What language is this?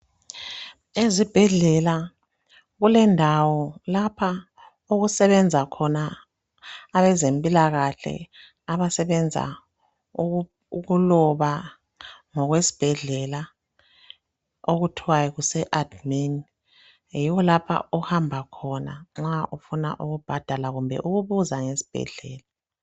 North Ndebele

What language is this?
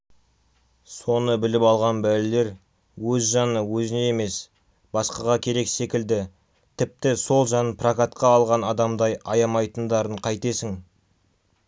Kazakh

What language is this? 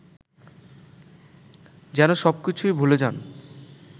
Bangla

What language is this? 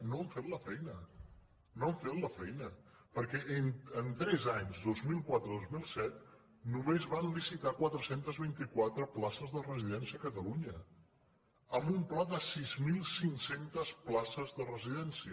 Catalan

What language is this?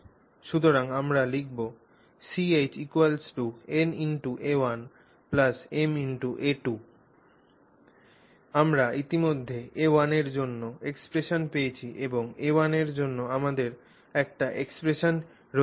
Bangla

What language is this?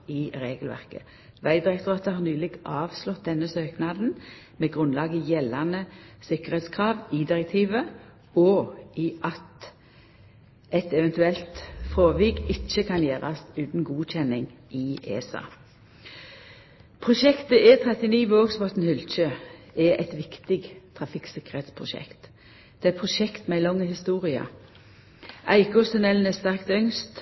Norwegian Nynorsk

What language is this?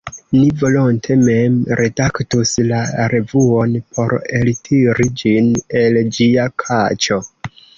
Esperanto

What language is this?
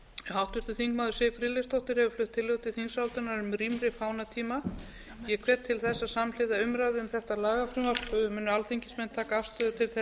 Icelandic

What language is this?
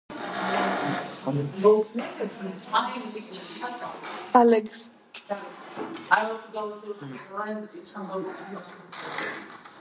Georgian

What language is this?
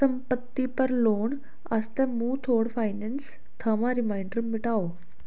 Dogri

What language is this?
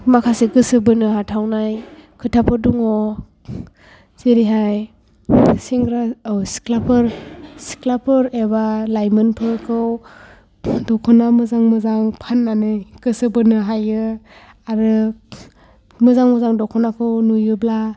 Bodo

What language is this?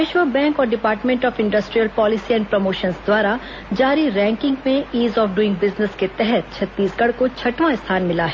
Hindi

